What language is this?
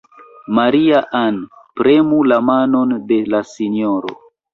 Esperanto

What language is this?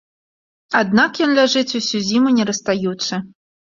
Belarusian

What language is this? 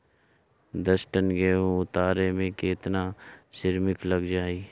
Bhojpuri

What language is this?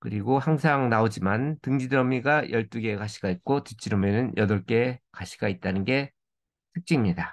Korean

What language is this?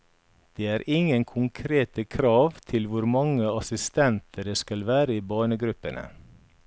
Norwegian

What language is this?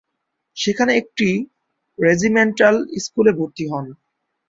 Bangla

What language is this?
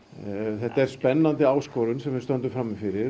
Icelandic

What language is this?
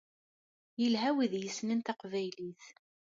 Kabyle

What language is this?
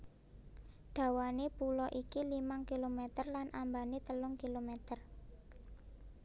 Javanese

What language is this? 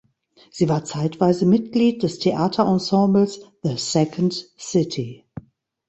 German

